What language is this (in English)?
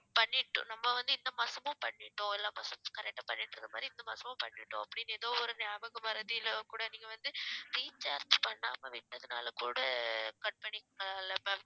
Tamil